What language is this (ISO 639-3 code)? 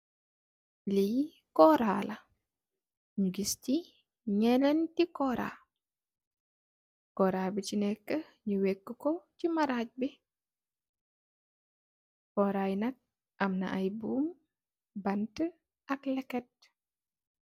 wol